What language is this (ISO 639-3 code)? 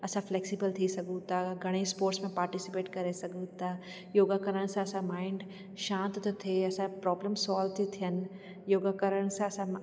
snd